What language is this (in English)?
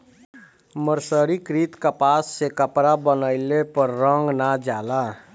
Bhojpuri